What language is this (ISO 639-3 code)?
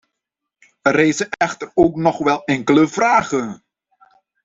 nld